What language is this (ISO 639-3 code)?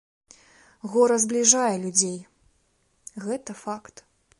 bel